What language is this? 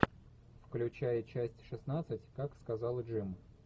Russian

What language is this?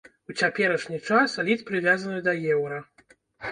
Belarusian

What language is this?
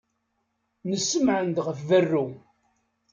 Kabyle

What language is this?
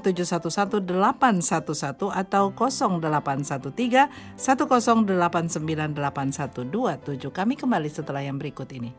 Indonesian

